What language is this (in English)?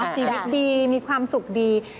Thai